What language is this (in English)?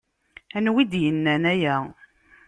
Kabyle